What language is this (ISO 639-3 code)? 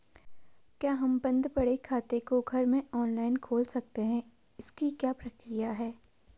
hin